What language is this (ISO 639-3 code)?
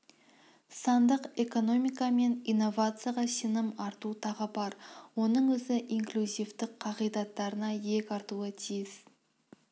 kaz